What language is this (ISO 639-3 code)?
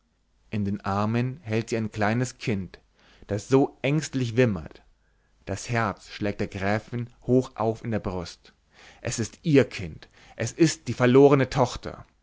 deu